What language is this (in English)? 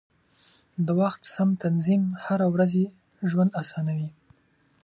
Pashto